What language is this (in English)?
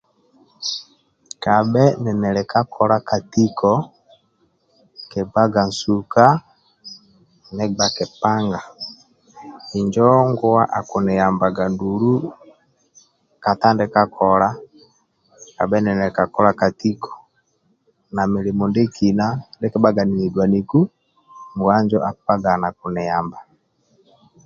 Amba (Uganda)